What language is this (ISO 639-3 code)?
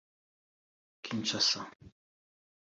kin